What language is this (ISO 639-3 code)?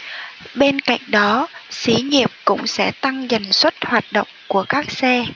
vie